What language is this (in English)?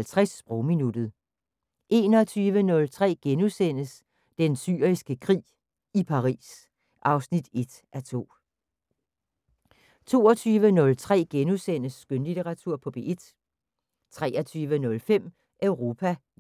Danish